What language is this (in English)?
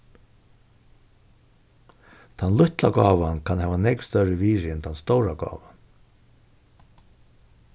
Faroese